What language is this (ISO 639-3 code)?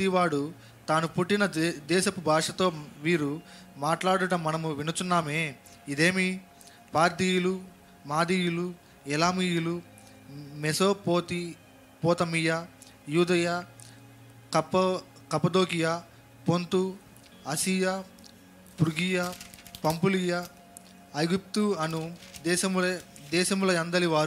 tel